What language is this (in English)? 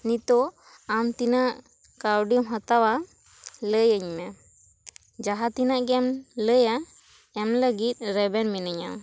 Santali